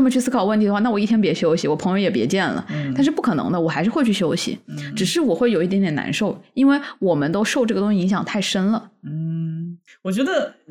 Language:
Chinese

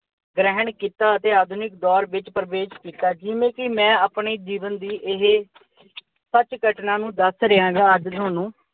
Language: Punjabi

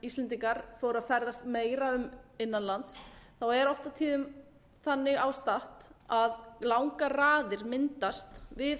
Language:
Icelandic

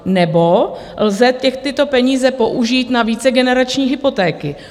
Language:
Czech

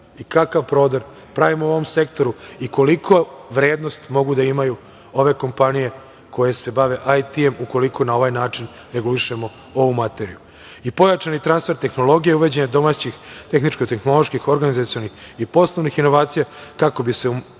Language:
Serbian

